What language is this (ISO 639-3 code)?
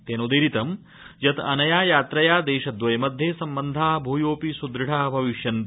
san